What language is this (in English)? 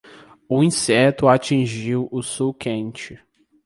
Portuguese